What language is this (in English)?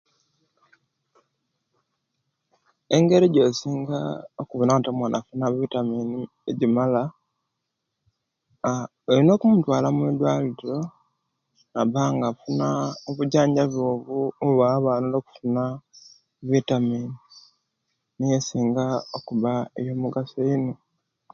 Kenyi